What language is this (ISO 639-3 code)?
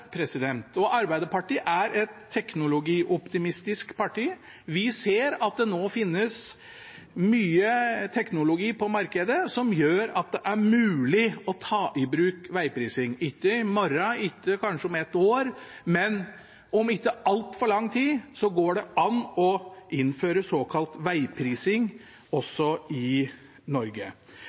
nob